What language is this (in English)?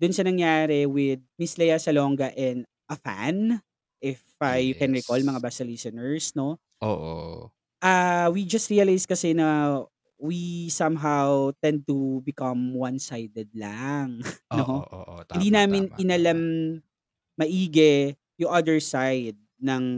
Filipino